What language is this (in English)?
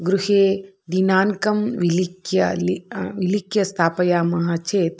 Sanskrit